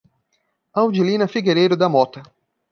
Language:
Portuguese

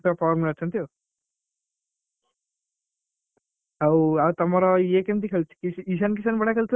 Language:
Odia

